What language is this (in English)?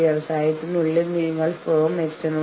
Malayalam